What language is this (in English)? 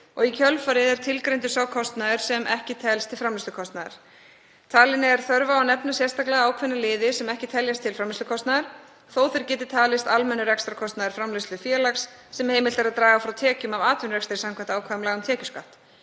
Icelandic